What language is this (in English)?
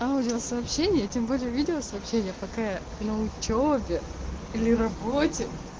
Russian